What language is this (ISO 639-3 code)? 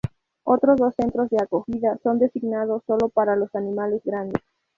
spa